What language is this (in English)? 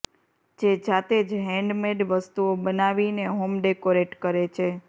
Gujarati